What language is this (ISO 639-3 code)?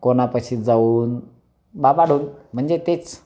mar